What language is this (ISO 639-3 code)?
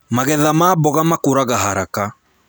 kik